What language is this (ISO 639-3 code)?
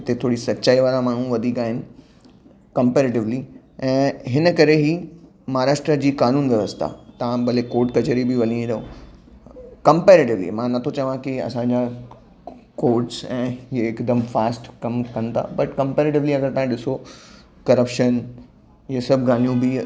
snd